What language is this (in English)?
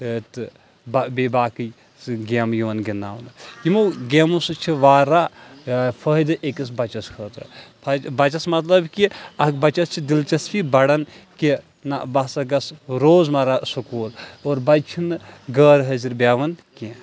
Kashmiri